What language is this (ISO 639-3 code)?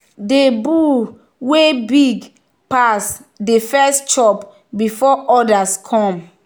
pcm